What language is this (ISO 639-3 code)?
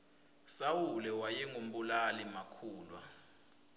ssw